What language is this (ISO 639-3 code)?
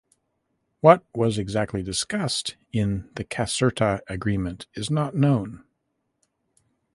eng